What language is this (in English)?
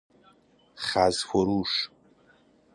Persian